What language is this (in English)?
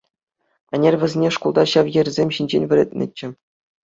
Chuvash